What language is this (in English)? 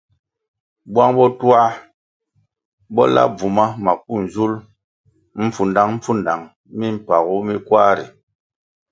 Kwasio